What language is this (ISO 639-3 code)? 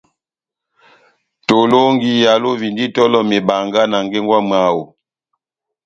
bnm